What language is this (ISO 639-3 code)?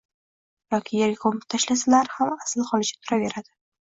uzb